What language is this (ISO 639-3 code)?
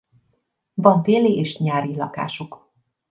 hun